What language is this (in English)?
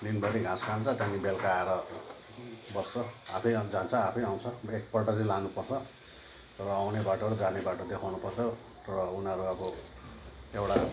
Nepali